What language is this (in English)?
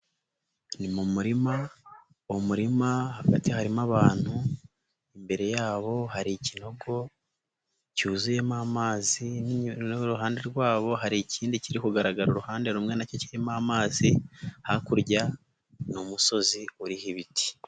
Kinyarwanda